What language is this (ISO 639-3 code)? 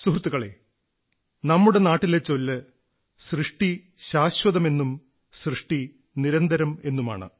mal